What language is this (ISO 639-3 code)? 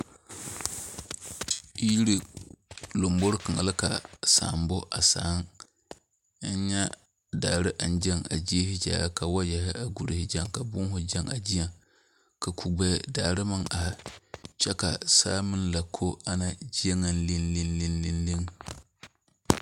dga